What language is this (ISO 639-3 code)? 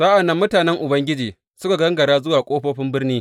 hau